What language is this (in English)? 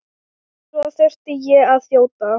Icelandic